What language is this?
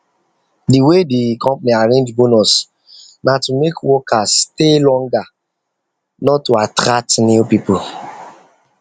Nigerian Pidgin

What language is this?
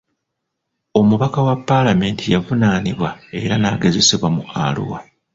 Ganda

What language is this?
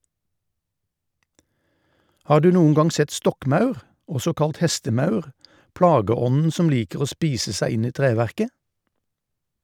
Norwegian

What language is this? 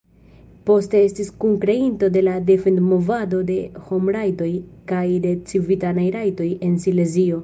Esperanto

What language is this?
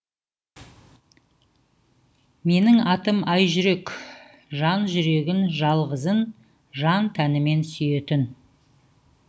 Kazakh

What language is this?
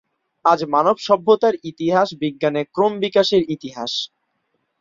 Bangla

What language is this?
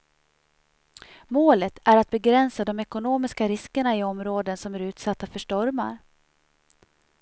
Swedish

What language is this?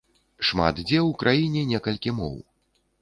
Belarusian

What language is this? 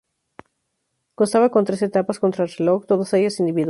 Spanish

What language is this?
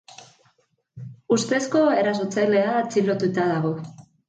Basque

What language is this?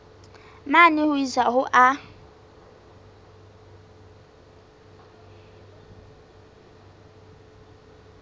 Southern Sotho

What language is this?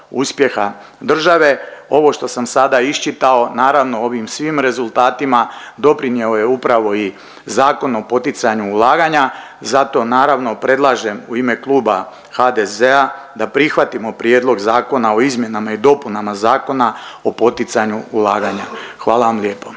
Croatian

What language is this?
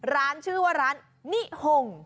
Thai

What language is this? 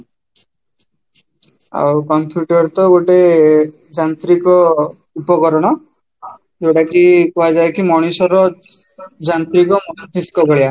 Odia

